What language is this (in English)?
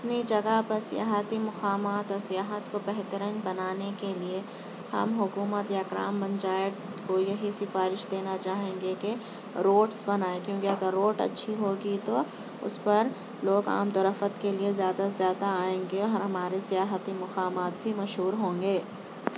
Urdu